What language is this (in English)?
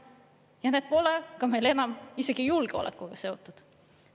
Estonian